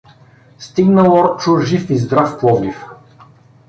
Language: Bulgarian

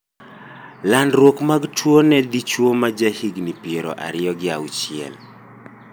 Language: Luo (Kenya and Tanzania)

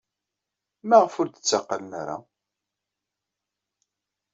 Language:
Kabyle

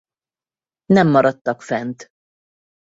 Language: Hungarian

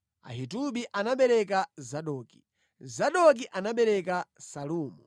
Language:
Nyanja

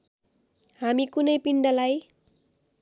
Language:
Nepali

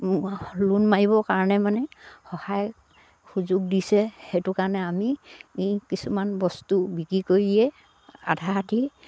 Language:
Assamese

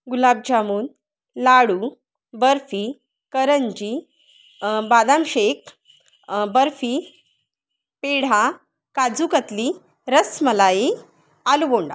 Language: Marathi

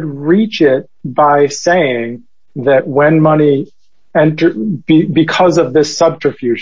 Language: English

